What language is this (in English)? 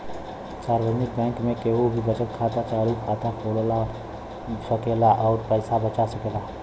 Bhojpuri